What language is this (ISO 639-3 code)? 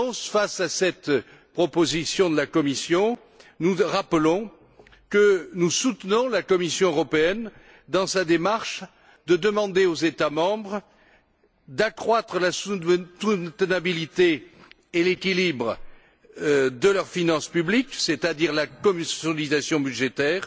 fra